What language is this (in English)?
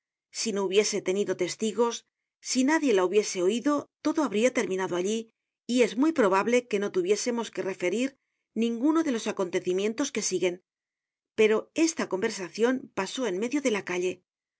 Spanish